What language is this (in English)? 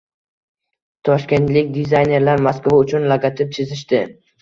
Uzbek